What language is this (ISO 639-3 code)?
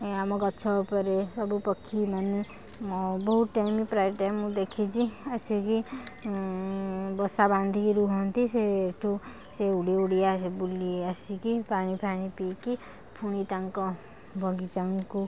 ori